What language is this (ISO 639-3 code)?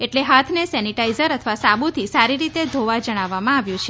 guj